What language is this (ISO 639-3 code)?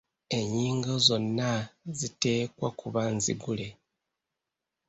lug